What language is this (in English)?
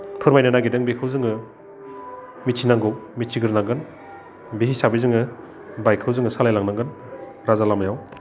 Bodo